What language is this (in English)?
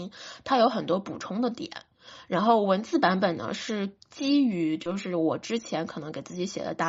Chinese